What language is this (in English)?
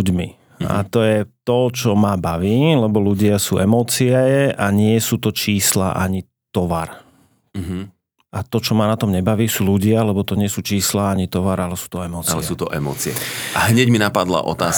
Slovak